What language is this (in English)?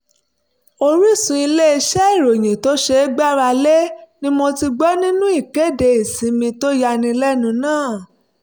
Yoruba